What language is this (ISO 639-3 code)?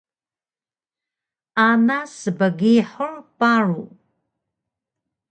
trv